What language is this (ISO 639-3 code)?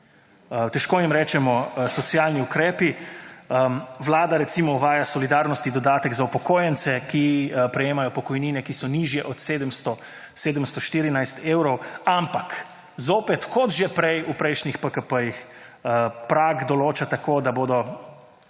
slv